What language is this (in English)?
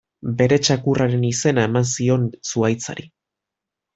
Basque